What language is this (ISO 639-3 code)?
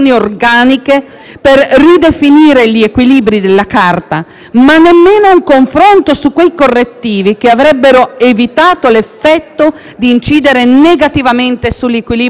ita